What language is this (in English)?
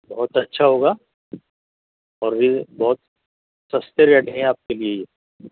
Urdu